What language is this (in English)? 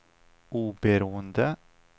Swedish